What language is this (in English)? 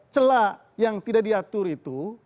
Indonesian